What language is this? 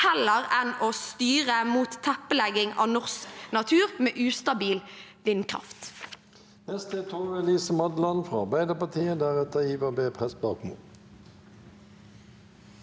Norwegian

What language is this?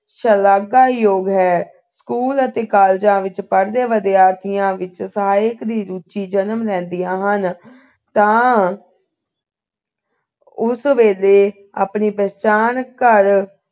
Punjabi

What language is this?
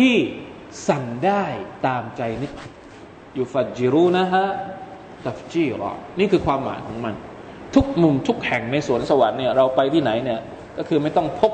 Thai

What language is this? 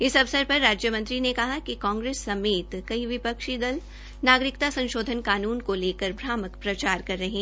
Hindi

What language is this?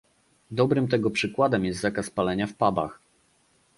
Polish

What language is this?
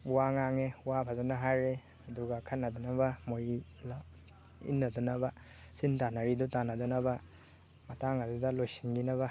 Manipuri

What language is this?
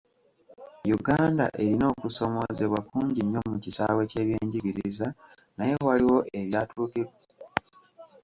Ganda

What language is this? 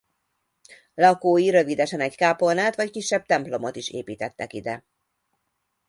Hungarian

